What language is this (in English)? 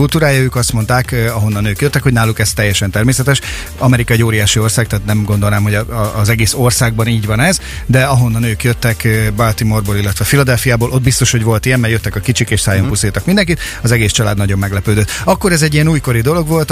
Hungarian